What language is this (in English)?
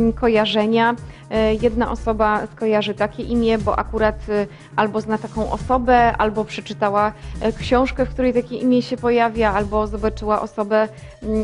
Polish